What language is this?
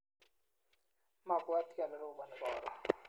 Kalenjin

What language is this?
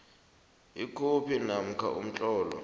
South Ndebele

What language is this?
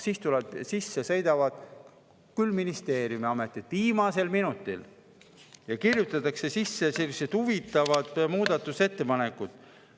Estonian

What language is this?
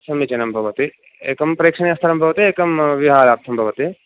Sanskrit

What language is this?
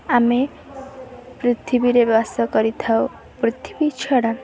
Odia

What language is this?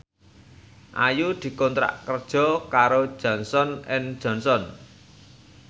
Javanese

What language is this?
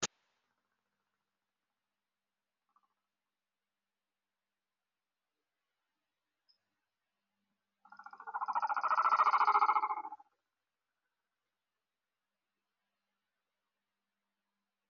Somali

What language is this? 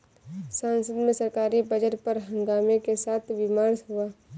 Hindi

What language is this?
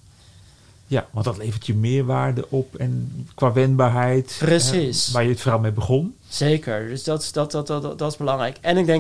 Dutch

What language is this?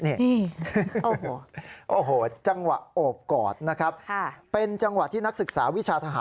Thai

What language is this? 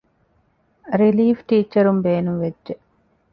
Divehi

